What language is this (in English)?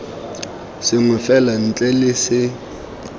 Tswana